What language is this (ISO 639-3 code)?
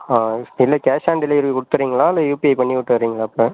tam